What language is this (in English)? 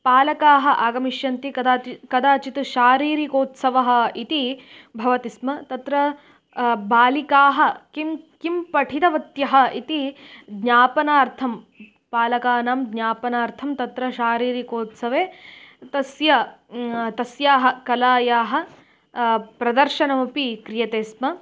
Sanskrit